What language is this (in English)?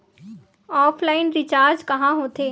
Chhattisgarhi